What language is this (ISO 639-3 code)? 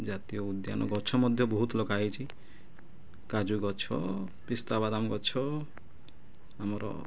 ori